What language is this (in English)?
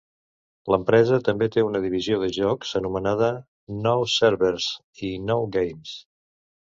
Catalan